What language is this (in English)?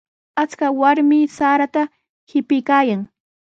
Sihuas Ancash Quechua